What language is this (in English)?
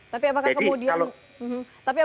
Indonesian